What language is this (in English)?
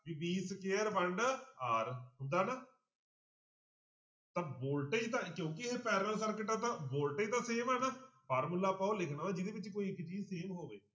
Punjabi